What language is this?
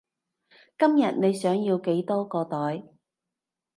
Cantonese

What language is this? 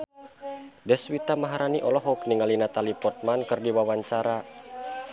Sundanese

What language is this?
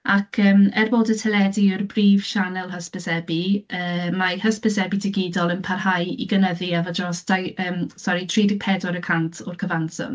Welsh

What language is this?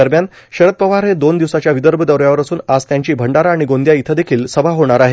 Marathi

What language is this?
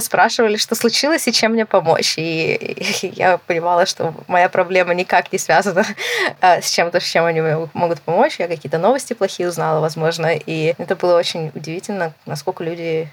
Russian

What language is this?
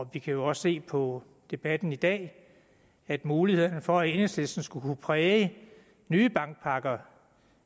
Danish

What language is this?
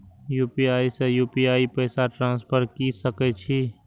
Maithili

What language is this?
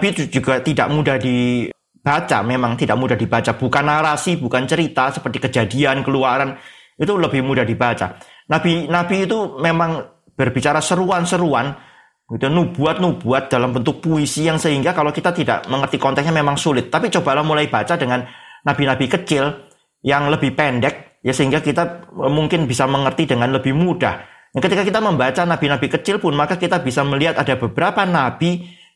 Indonesian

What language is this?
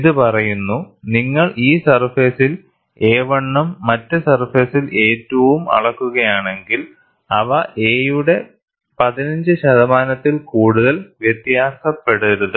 Malayalam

